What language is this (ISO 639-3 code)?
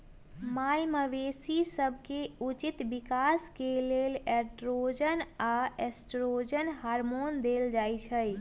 mag